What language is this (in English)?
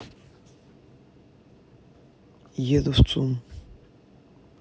Russian